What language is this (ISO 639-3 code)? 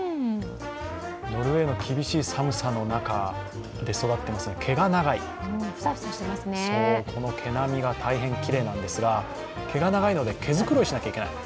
jpn